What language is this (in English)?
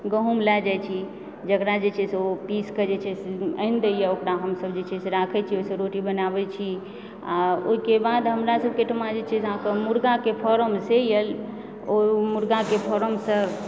Maithili